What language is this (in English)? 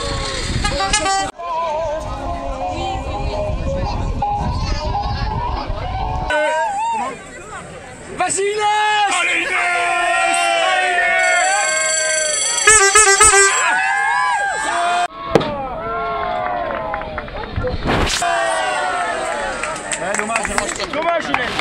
Dutch